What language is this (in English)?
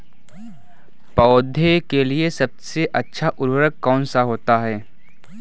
Hindi